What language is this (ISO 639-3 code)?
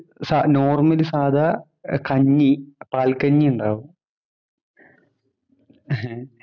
mal